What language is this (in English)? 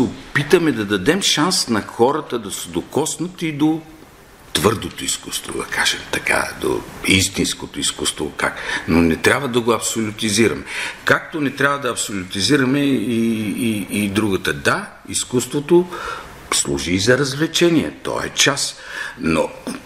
Bulgarian